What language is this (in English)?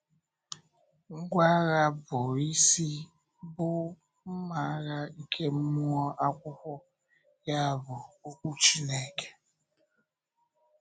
Igbo